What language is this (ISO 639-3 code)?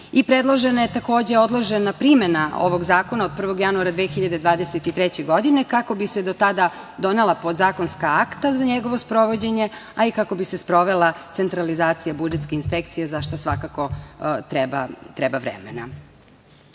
srp